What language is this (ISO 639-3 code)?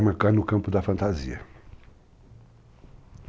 por